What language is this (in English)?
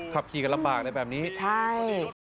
Thai